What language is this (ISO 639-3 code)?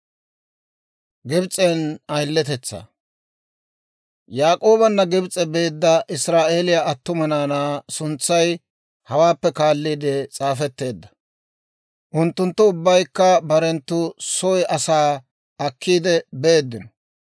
dwr